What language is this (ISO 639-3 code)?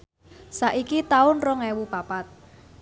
jav